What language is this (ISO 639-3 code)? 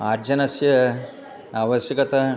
san